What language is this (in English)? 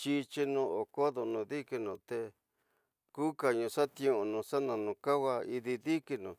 Tidaá Mixtec